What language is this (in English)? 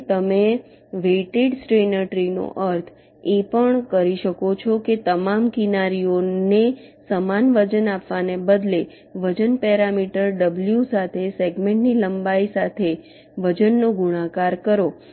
Gujarati